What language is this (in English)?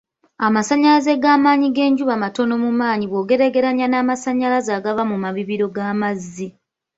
Ganda